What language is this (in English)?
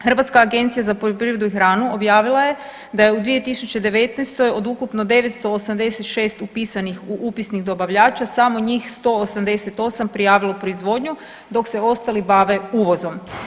Croatian